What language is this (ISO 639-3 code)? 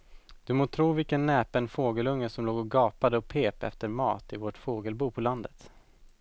swe